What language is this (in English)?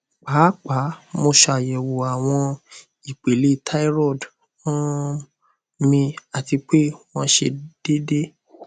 Yoruba